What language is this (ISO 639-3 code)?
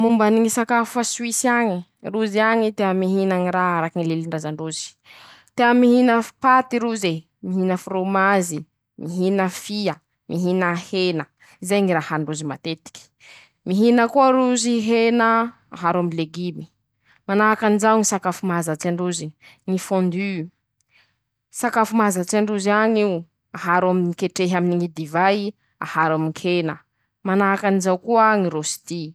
msh